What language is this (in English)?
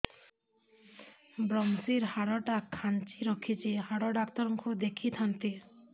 Odia